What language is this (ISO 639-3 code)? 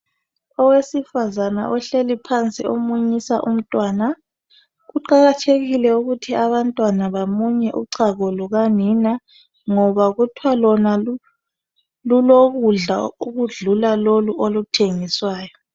nde